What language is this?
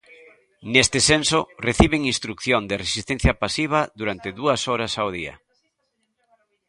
Galician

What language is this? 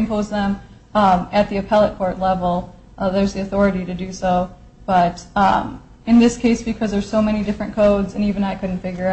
English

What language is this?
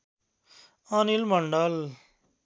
Nepali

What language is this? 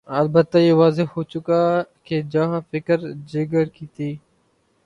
Urdu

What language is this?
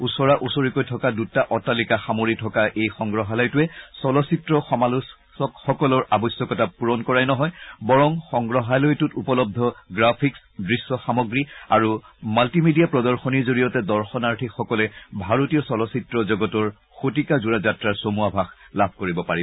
Assamese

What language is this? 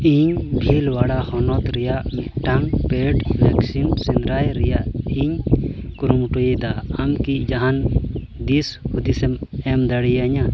Santali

